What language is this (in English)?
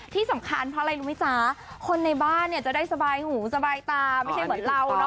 Thai